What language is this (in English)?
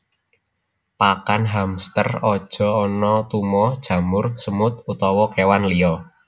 Javanese